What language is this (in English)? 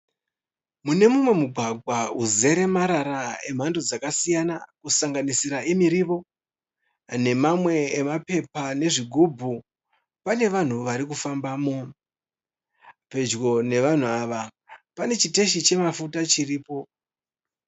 Shona